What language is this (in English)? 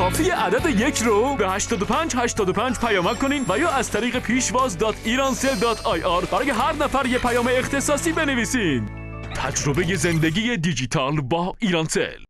Persian